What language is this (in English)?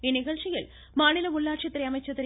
Tamil